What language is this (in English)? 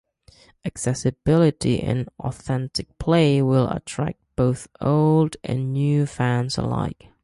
English